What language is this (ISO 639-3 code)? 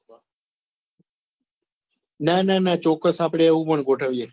guj